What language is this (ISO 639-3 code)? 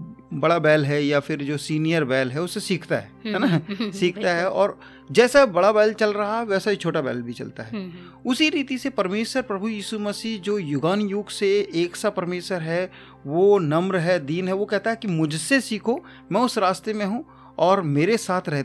hin